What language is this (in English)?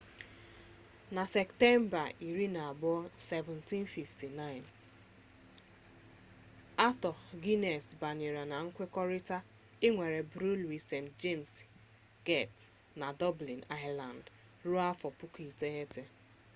Igbo